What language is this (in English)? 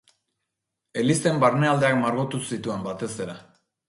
Basque